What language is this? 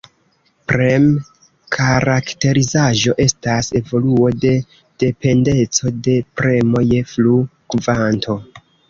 Esperanto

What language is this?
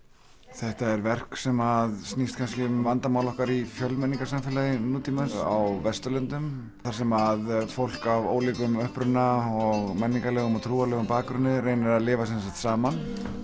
Icelandic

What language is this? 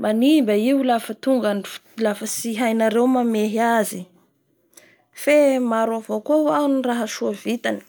Bara Malagasy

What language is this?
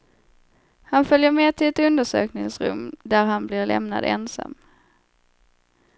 Swedish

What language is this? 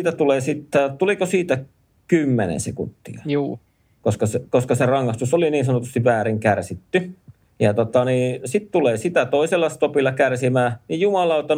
Finnish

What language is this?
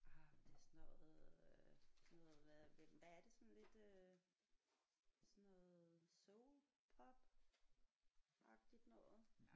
Danish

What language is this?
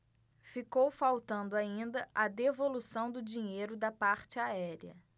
Portuguese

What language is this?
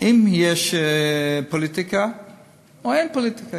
Hebrew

